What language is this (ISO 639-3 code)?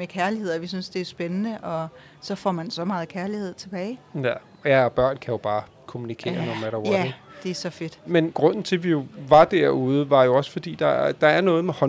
dan